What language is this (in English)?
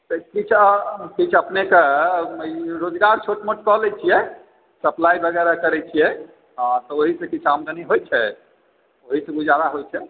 Maithili